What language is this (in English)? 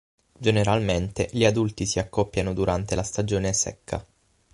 Italian